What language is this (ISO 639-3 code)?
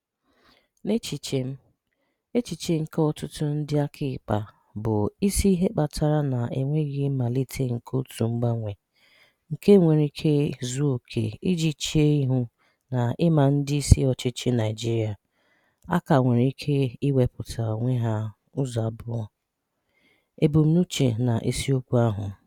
ibo